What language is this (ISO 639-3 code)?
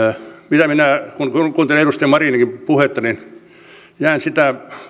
fin